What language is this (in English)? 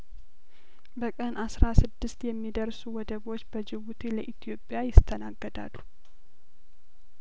Amharic